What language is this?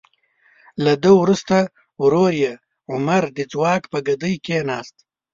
Pashto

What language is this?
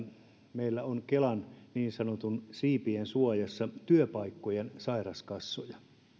Finnish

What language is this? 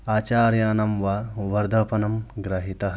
Sanskrit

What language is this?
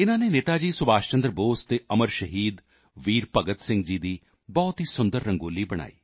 Punjabi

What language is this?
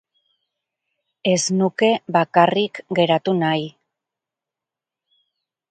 Basque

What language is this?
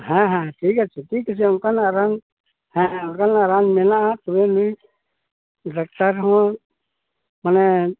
Santali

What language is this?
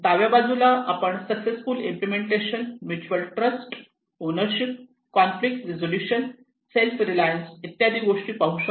Marathi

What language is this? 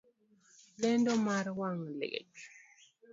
Luo (Kenya and Tanzania)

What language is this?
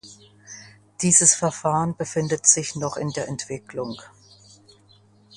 German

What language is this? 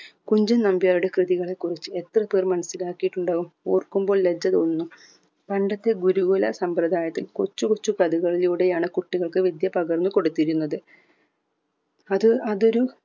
Malayalam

